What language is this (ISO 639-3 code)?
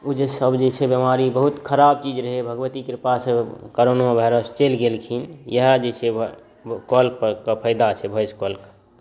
mai